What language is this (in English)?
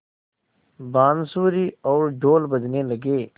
Hindi